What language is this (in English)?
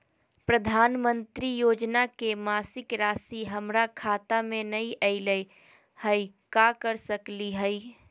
Magahi